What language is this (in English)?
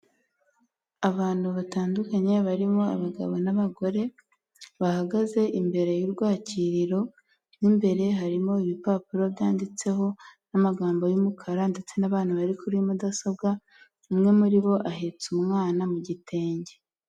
Kinyarwanda